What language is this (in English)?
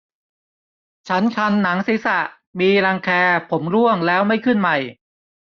Thai